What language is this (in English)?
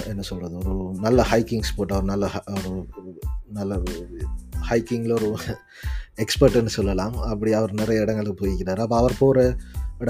Tamil